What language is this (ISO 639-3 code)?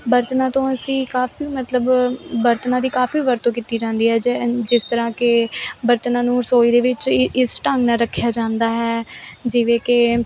pan